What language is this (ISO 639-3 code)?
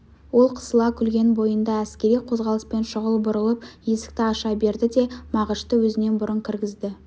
kaz